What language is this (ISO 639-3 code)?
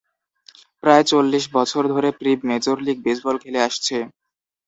ben